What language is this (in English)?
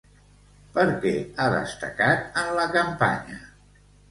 Catalan